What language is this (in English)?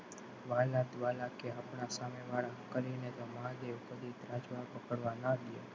Gujarati